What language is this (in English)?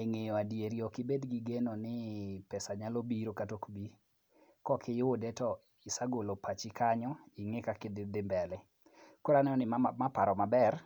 Luo (Kenya and Tanzania)